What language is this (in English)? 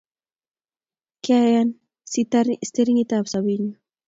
Kalenjin